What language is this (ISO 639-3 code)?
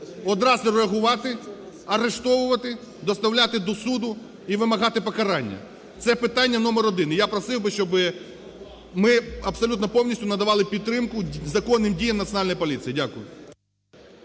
ukr